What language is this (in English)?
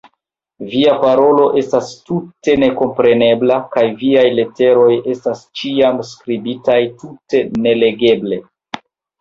Esperanto